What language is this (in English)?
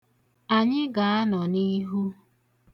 Igbo